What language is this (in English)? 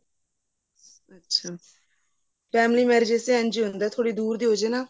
Punjabi